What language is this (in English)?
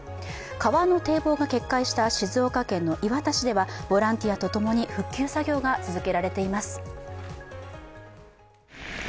Japanese